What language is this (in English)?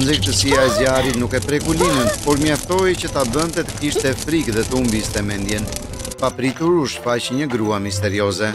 Romanian